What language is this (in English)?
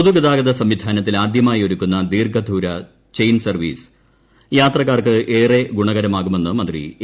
Malayalam